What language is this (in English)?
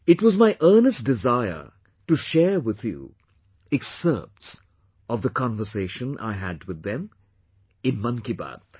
English